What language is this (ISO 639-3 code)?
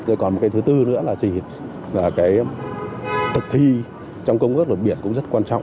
vie